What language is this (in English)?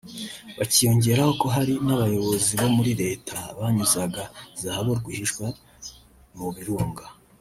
Kinyarwanda